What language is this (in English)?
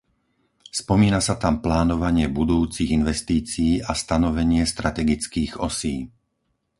Slovak